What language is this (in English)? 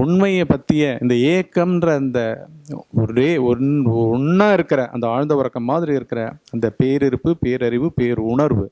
Tamil